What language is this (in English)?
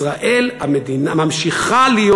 Hebrew